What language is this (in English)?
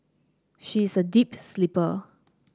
English